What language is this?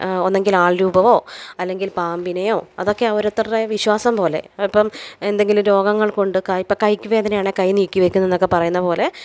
Malayalam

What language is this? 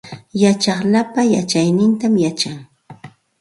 Santa Ana de Tusi Pasco Quechua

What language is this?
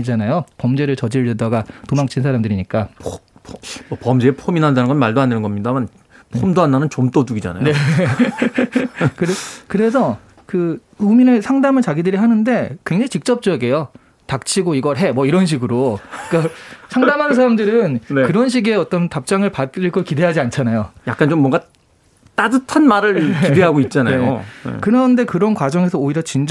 Korean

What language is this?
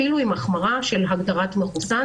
Hebrew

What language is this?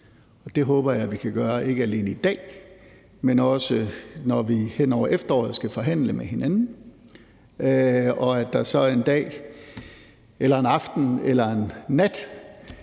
Danish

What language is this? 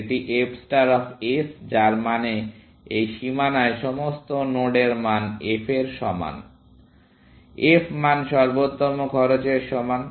Bangla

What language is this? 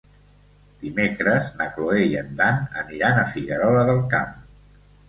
Catalan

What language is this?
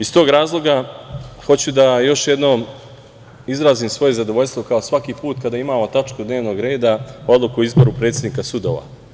Serbian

